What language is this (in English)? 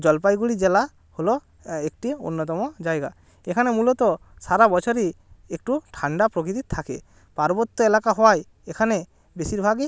Bangla